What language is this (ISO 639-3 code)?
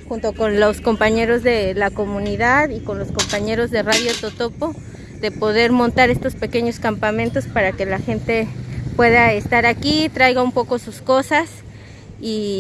spa